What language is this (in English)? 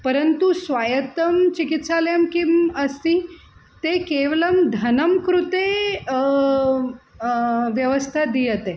Sanskrit